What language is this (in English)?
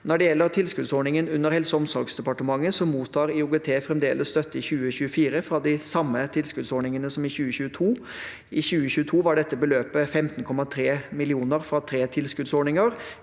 Norwegian